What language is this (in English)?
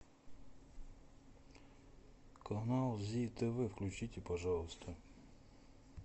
Russian